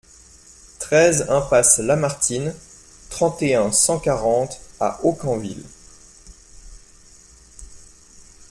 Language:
French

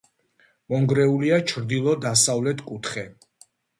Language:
Georgian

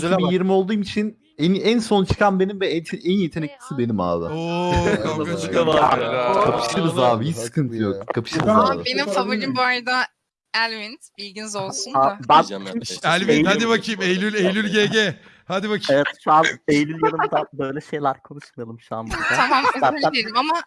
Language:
Turkish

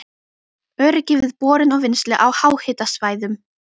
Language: Icelandic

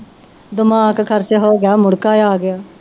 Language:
Punjabi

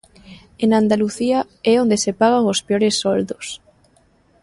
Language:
Galician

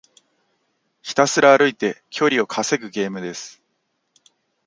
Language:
Japanese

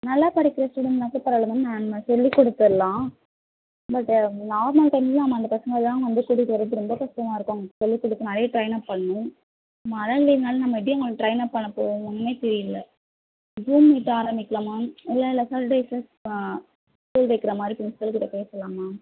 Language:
Tamil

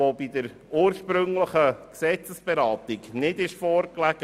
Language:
Swiss German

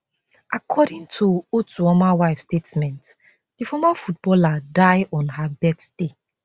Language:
Nigerian Pidgin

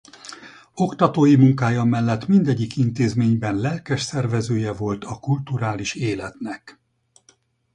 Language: Hungarian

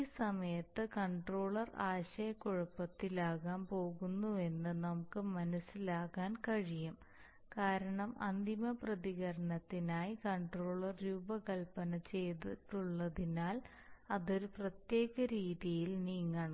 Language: Malayalam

